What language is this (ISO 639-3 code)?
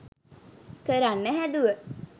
sin